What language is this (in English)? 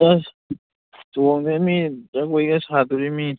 Manipuri